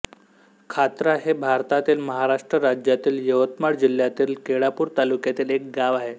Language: Marathi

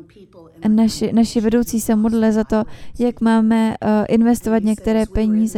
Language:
Czech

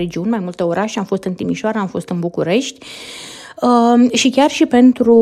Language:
Romanian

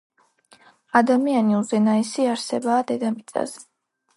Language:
Georgian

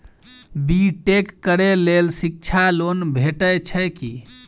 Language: Maithili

